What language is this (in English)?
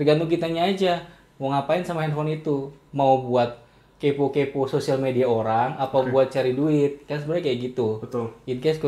Indonesian